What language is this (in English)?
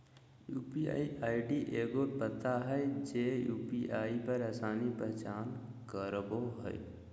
Magahi